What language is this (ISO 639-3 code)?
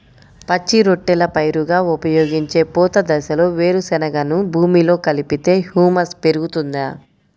tel